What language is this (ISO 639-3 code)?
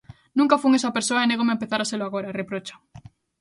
glg